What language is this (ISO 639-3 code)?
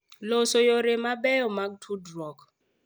luo